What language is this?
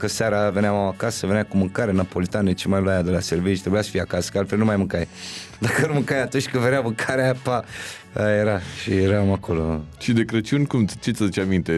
Romanian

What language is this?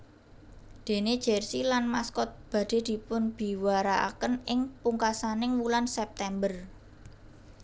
Javanese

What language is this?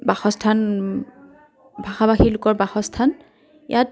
Assamese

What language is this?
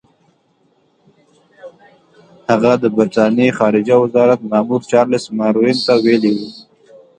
Pashto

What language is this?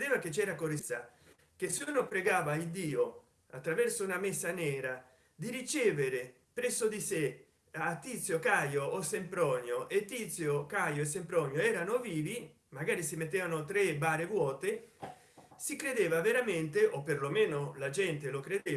Italian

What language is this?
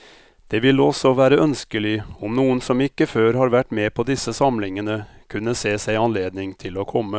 Norwegian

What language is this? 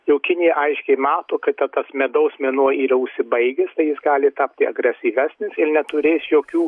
Lithuanian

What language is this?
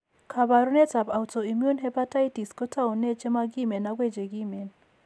Kalenjin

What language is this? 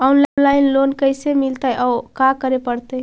Magahi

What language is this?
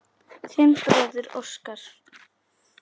Icelandic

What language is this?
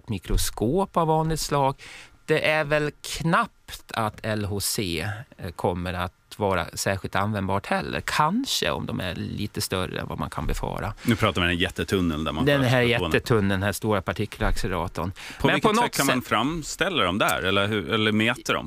Swedish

